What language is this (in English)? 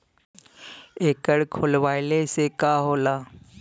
Bhojpuri